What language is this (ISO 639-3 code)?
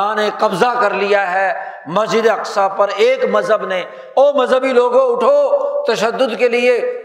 urd